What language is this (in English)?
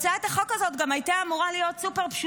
Hebrew